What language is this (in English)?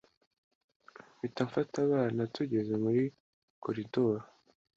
Kinyarwanda